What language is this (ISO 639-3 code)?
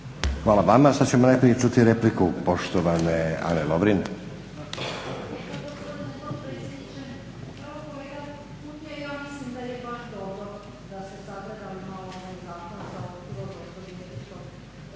hrv